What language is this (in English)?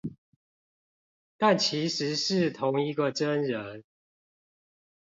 Chinese